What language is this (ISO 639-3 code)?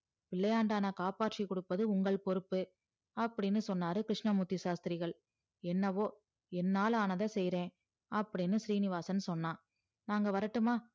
tam